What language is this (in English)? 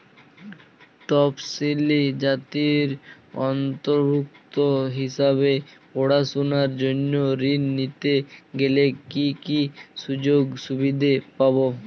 Bangla